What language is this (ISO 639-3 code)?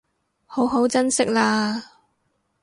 yue